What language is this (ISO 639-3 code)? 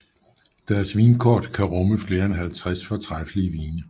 dan